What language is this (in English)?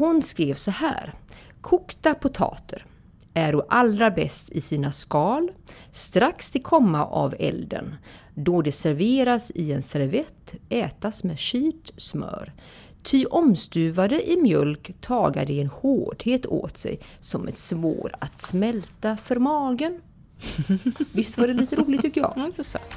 Swedish